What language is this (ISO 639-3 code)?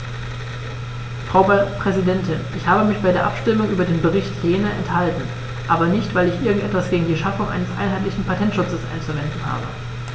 deu